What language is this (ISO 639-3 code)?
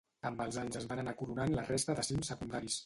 cat